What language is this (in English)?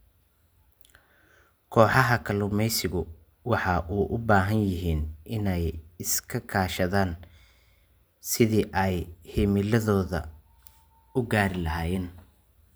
Somali